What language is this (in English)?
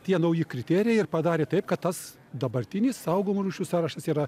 Lithuanian